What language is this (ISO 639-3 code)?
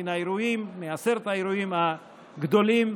heb